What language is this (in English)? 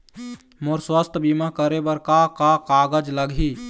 Chhattisgarhi